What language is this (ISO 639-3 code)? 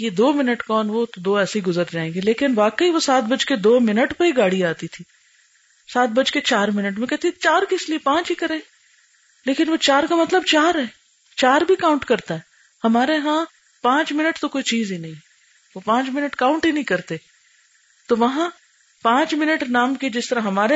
urd